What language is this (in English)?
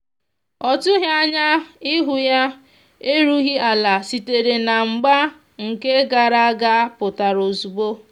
Igbo